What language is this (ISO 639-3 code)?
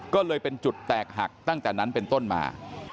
tha